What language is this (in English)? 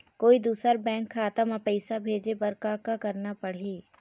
Chhattisgarhi